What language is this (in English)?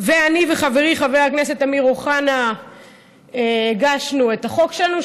Hebrew